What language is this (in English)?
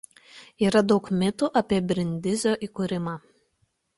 Lithuanian